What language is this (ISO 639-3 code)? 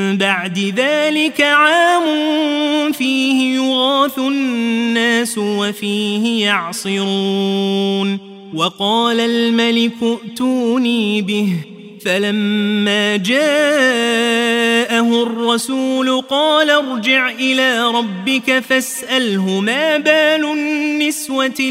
ara